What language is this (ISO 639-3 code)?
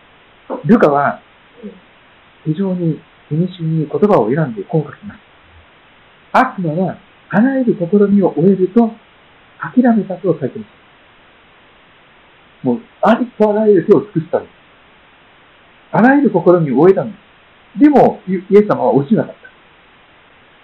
jpn